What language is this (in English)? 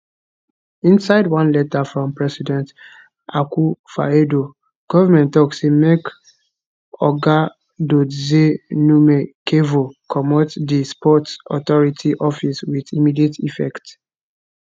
Nigerian Pidgin